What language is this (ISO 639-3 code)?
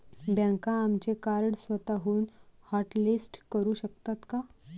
mar